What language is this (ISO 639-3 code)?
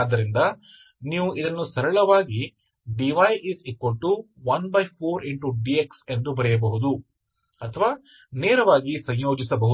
kan